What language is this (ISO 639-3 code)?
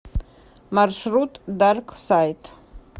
rus